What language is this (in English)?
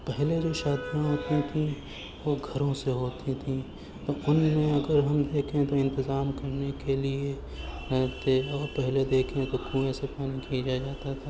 Urdu